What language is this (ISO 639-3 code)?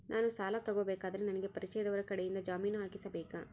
kan